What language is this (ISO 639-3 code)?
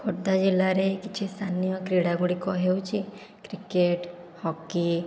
ori